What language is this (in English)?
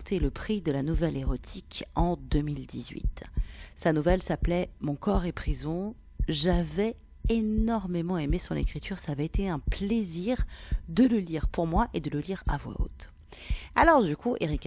French